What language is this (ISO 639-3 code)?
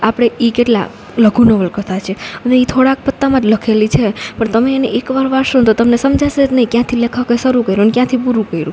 guj